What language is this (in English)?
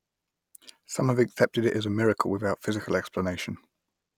English